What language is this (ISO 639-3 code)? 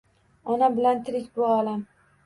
uzb